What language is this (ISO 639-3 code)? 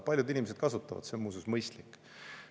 est